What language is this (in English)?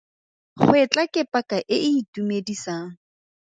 Tswana